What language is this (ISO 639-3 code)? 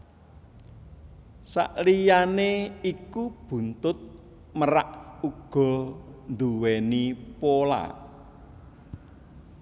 jav